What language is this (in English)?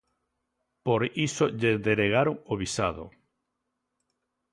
Galician